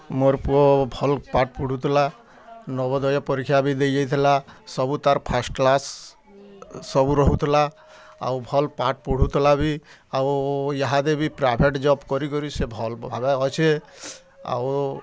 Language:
Odia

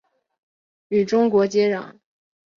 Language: Chinese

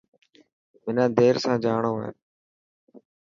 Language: Dhatki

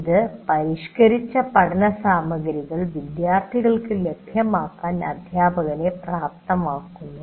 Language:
Malayalam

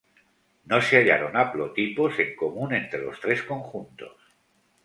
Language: Spanish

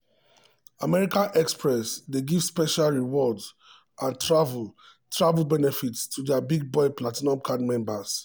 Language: Nigerian Pidgin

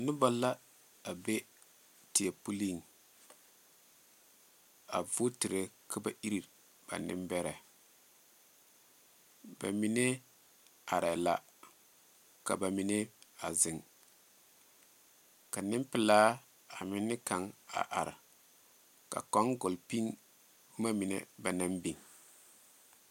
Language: Southern Dagaare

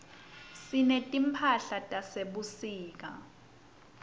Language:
Swati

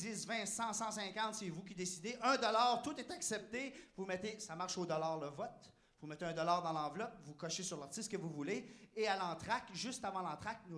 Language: French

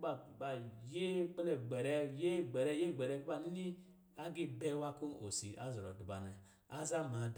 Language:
Lijili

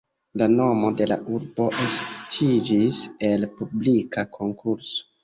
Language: Esperanto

